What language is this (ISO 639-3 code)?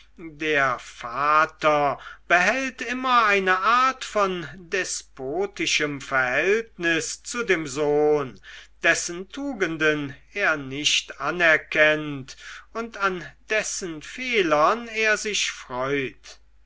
deu